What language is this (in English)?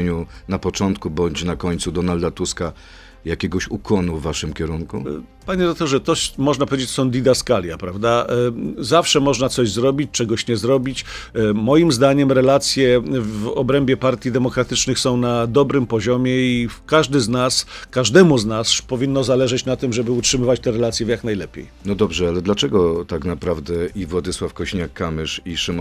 Polish